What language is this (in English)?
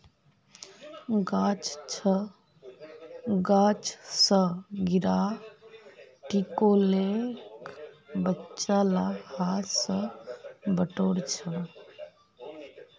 Magahi